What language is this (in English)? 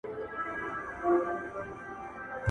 Pashto